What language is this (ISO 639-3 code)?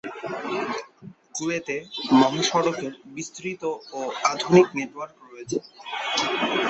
ben